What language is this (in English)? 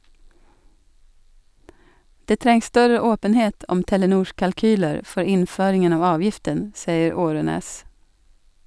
Norwegian